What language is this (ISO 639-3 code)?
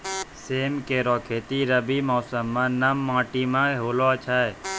mai